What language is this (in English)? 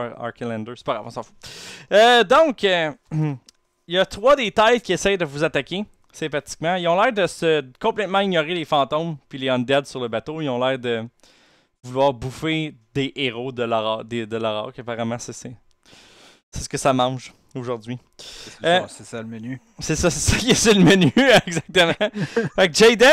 French